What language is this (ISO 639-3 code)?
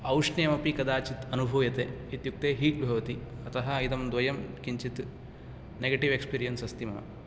san